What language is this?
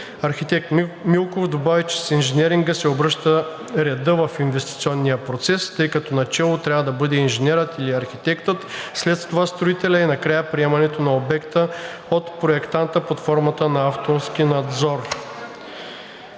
Bulgarian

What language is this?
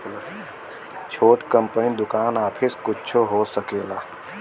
Bhojpuri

